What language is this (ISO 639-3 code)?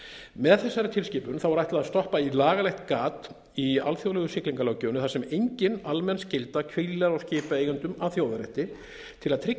isl